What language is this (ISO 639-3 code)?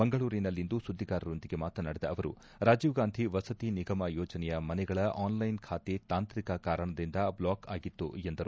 kan